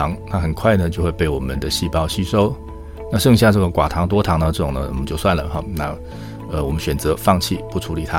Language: Chinese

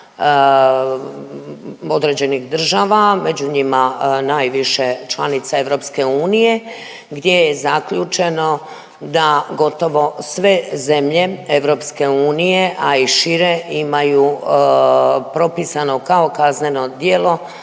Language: Croatian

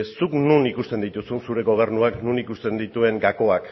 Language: Basque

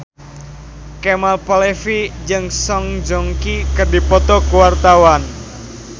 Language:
Sundanese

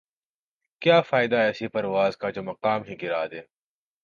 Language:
Urdu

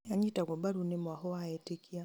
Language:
Kikuyu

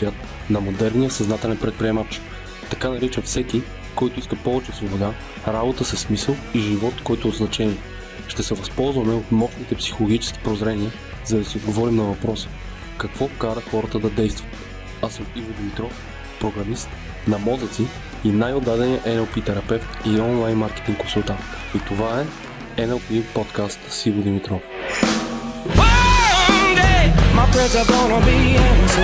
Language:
Bulgarian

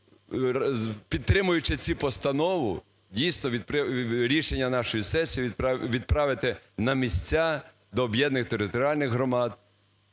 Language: Ukrainian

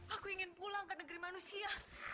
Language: Indonesian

